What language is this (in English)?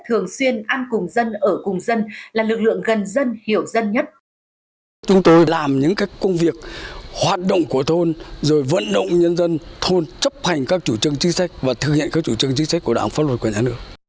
Vietnamese